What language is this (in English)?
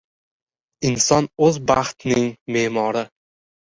Uzbek